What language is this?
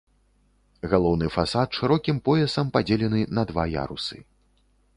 Belarusian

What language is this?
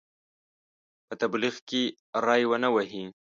Pashto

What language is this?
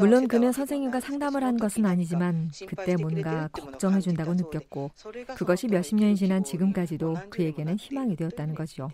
Korean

